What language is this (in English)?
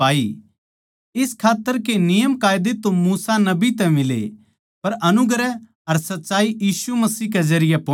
Haryanvi